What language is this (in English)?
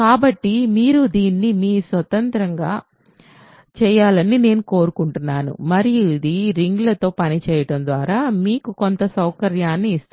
Telugu